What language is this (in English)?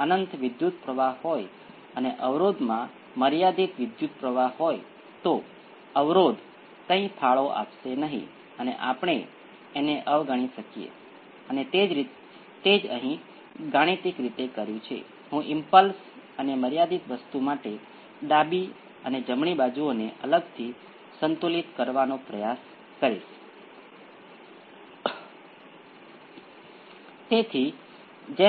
Gujarati